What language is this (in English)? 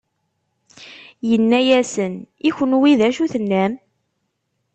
Kabyle